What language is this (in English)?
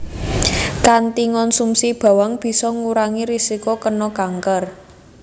Javanese